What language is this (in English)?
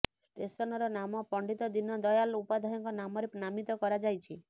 Odia